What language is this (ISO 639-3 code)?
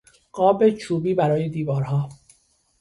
fas